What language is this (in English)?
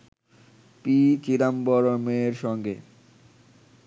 Bangla